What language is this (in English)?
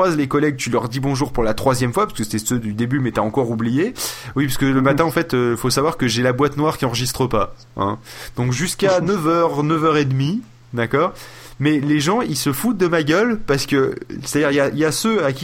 French